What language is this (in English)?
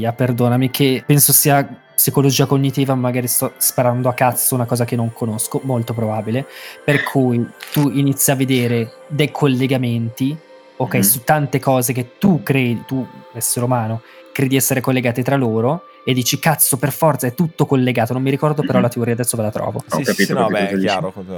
Italian